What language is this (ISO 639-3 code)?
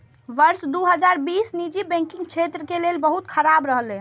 mai